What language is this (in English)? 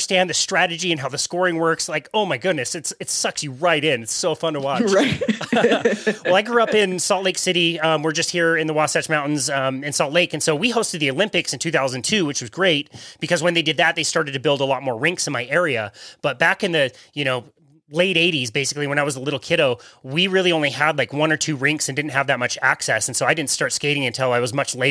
English